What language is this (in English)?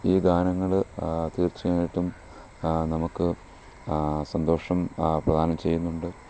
Malayalam